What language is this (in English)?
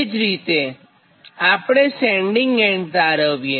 Gujarati